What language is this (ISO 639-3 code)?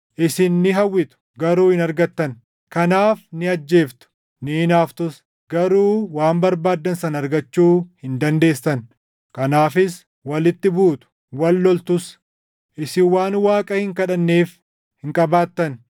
orm